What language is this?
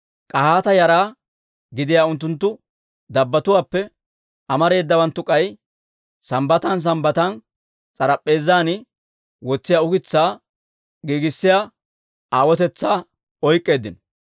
Dawro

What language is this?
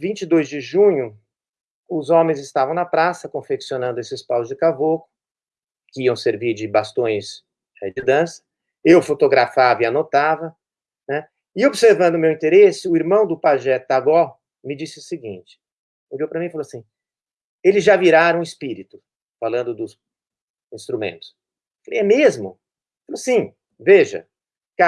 Portuguese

